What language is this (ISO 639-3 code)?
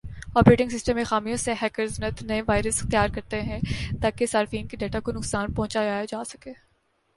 urd